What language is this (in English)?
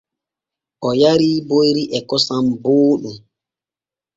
Borgu Fulfulde